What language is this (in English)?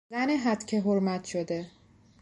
Persian